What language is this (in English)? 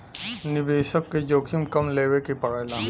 Bhojpuri